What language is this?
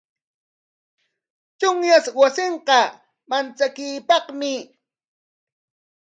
Corongo Ancash Quechua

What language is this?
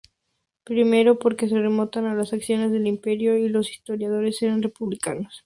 Spanish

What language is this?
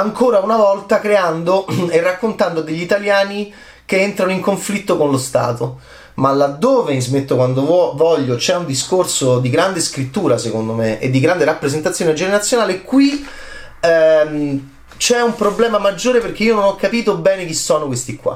Italian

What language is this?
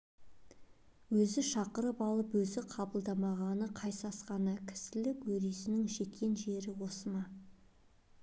Kazakh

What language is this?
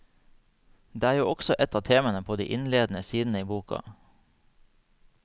Norwegian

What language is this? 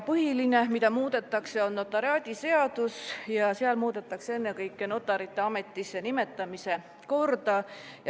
Estonian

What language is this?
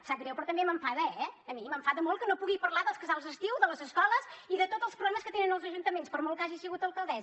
Catalan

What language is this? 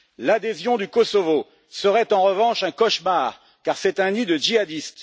French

